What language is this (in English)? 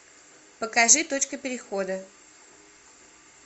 Russian